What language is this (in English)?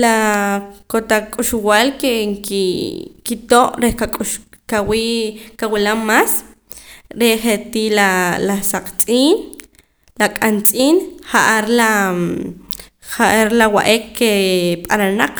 Poqomam